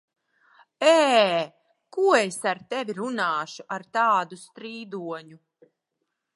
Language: Latvian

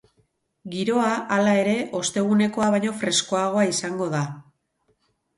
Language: Basque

